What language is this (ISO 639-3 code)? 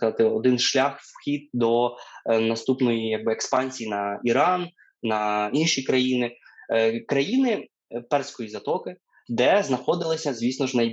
ukr